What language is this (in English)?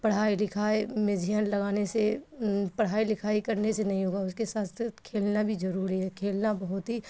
Urdu